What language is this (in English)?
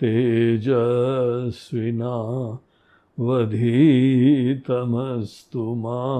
Hindi